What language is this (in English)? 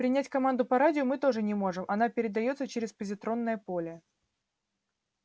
Russian